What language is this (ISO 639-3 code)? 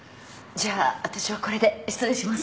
jpn